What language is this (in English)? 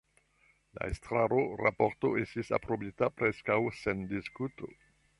Esperanto